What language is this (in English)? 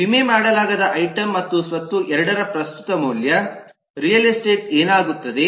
Kannada